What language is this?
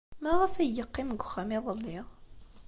Kabyle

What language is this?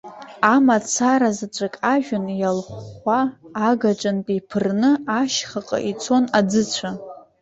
Abkhazian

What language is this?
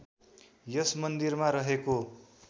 Nepali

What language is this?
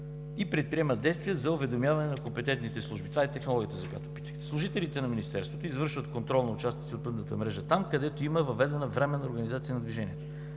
Bulgarian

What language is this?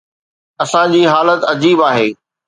Sindhi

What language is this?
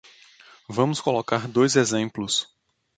Portuguese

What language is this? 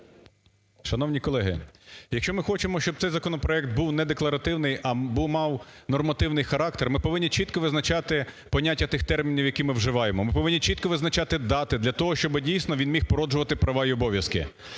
Ukrainian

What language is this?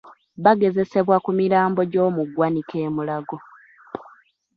Ganda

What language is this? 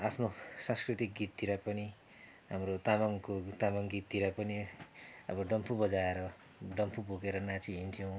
Nepali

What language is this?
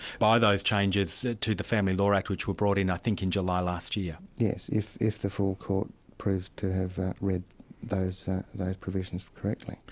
English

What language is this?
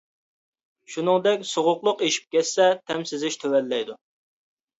Uyghur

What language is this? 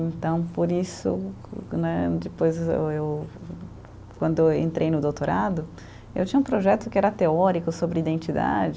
Portuguese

